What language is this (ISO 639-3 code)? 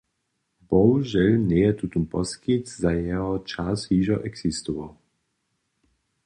hsb